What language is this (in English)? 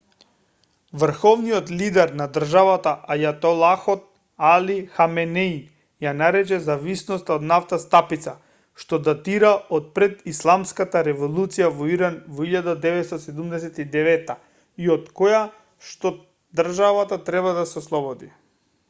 Macedonian